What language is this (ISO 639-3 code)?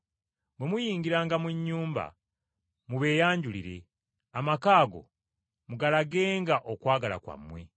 lug